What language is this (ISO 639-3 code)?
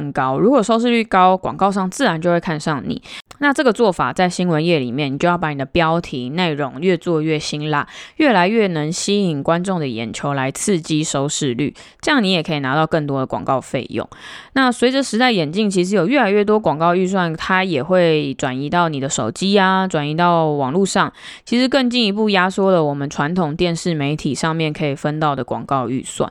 zho